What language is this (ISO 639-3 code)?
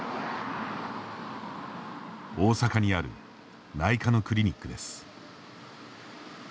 jpn